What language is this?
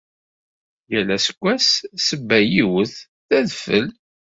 Kabyle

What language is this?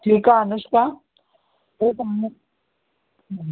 Sindhi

